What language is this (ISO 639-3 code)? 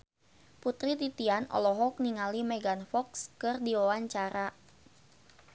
sun